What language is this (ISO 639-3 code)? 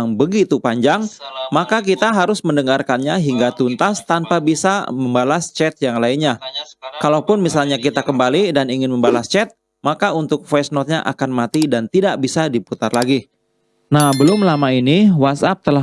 ind